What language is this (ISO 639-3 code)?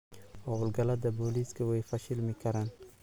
som